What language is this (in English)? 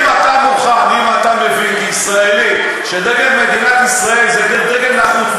Hebrew